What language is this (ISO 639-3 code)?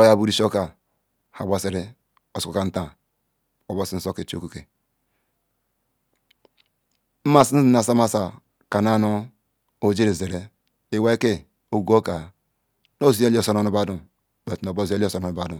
ikw